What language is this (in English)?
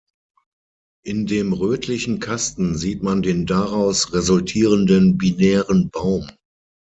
German